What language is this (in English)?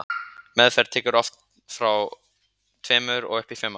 Icelandic